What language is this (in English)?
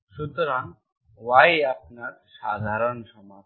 Bangla